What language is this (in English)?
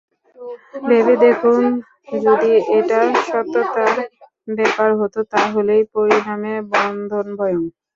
Bangla